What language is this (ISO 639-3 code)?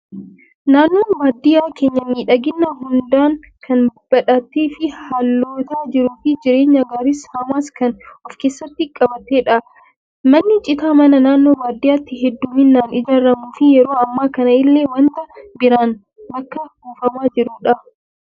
orm